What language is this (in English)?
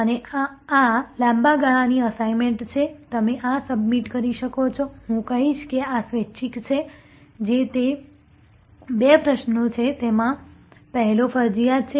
Gujarati